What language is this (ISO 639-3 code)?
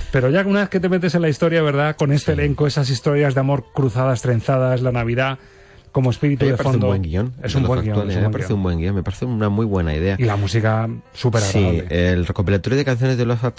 spa